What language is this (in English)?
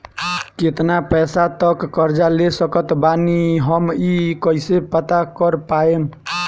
Bhojpuri